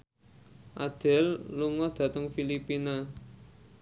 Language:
Javanese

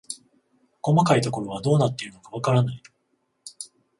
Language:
Japanese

